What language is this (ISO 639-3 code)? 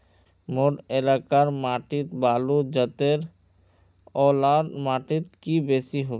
mag